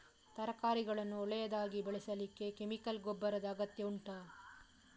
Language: Kannada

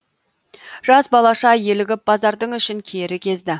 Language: Kazakh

